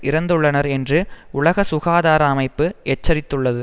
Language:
Tamil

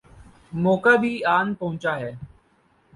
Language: Urdu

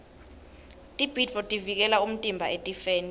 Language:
Swati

